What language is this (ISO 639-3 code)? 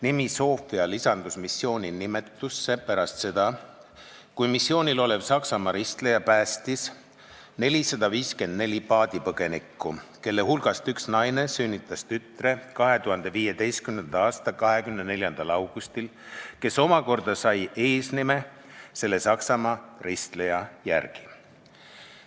est